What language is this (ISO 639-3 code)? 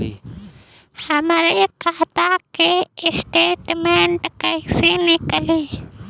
bho